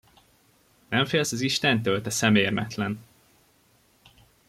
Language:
Hungarian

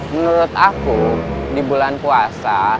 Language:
Indonesian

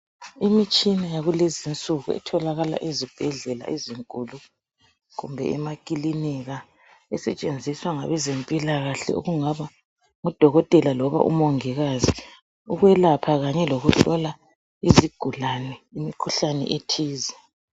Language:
North Ndebele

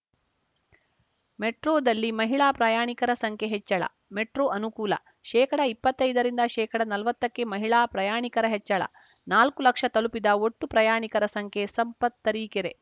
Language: Kannada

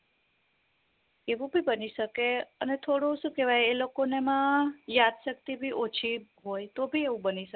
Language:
Gujarati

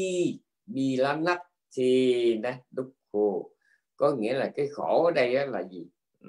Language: Vietnamese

